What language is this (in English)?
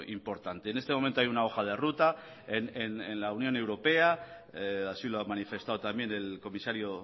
Spanish